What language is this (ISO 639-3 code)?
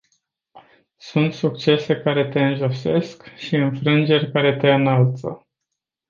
ron